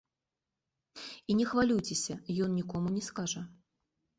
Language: Belarusian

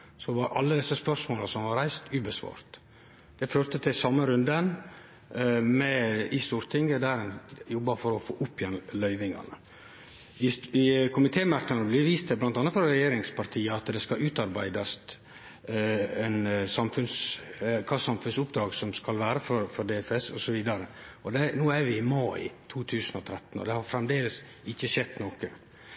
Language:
Norwegian Nynorsk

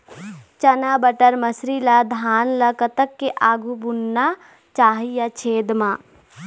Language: Chhattisgarhi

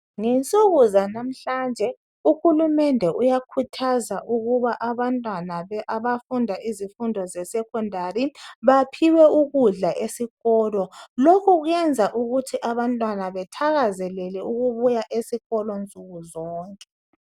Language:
North Ndebele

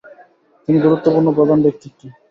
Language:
Bangla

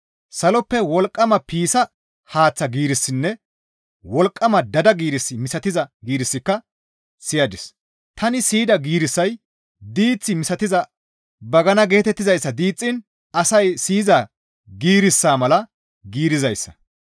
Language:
Gamo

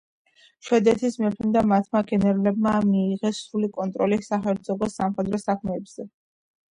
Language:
Georgian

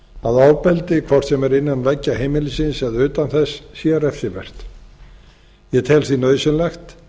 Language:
Icelandic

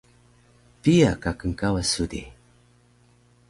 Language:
Taroko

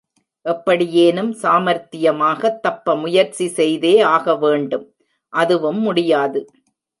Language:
Tamil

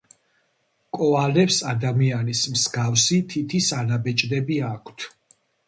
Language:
Georgian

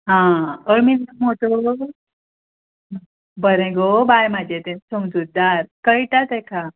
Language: Konkani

